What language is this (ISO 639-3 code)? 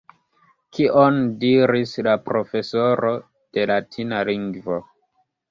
epo